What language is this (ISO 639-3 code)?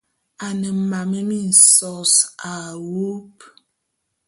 bum